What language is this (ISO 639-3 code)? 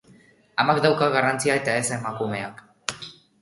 eus